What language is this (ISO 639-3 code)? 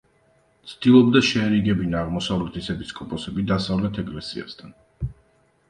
kat